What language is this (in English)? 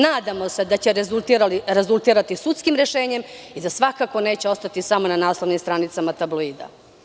Serbian